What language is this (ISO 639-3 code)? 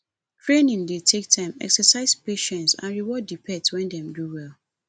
pcm